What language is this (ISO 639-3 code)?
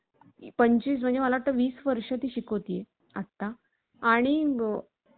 mar